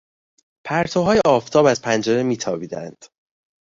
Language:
Persian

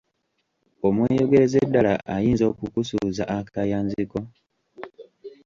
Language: Ganda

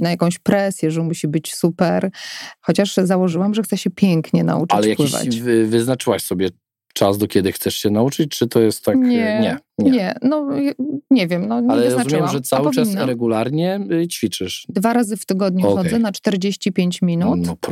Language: Polish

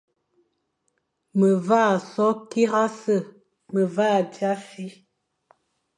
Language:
Fang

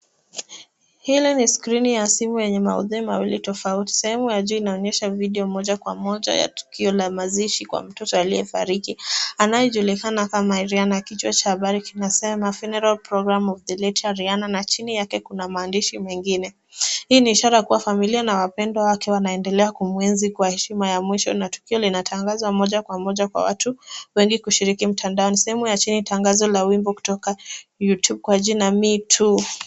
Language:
Swahili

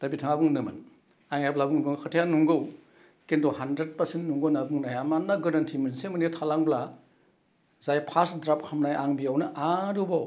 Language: Bodo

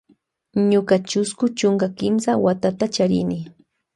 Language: Loja Highland Quichua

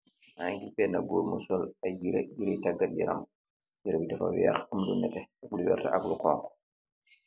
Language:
Wolof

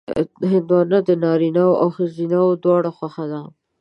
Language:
Pashto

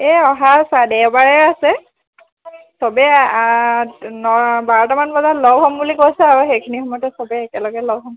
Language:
Assamese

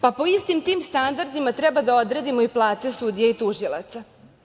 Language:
Serbian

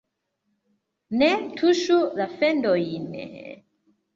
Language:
Esperanto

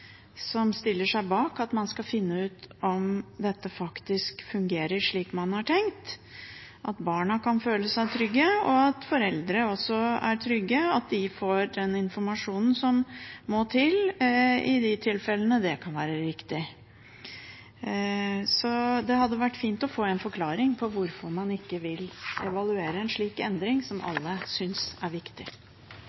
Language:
Norwegian Bokmål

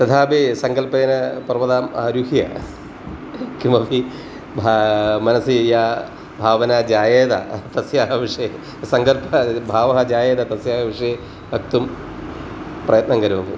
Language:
Sanskrit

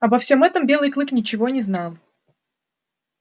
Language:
Russian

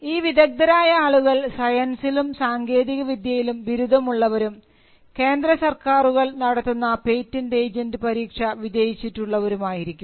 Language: Malayalam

